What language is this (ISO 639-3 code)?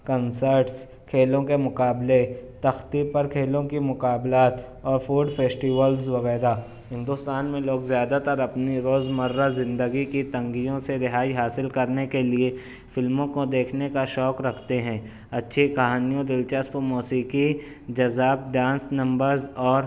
urd